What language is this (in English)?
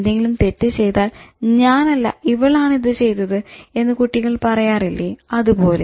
Malayalam